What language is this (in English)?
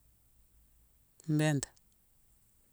Mansoanka